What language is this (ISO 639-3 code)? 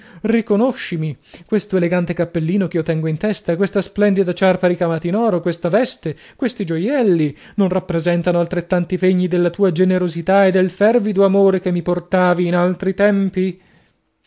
ita